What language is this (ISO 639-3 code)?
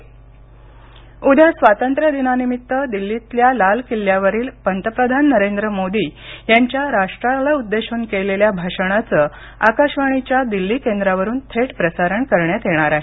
mar